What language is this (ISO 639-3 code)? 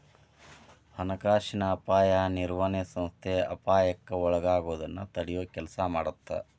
kan